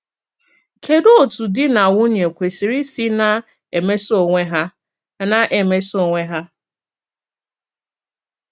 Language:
Igbo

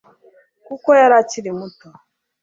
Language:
Kinyarwanda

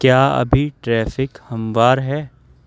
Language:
Urdu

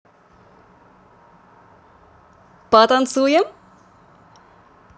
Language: Russian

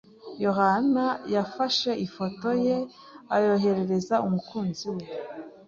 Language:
Kinyarwanda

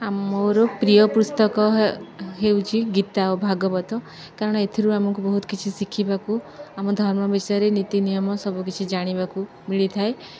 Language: Odia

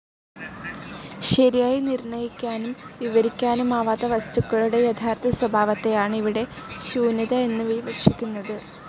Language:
Malayalam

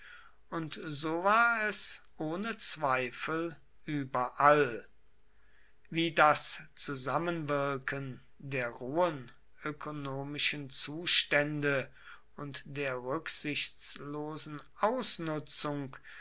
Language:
German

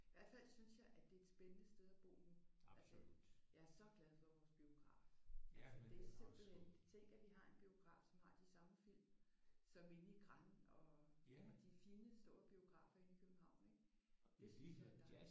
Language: Danish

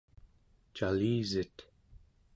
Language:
Central Yupik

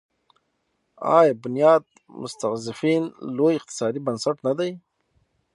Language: Pashto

